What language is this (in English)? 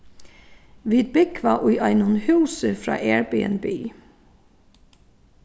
Faroese